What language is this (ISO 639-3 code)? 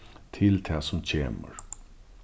fao